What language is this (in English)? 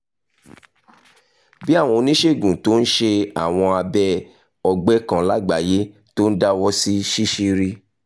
Yoruba